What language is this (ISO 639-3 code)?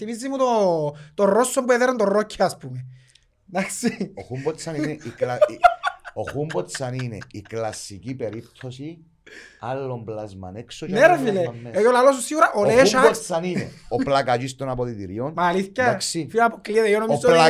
ell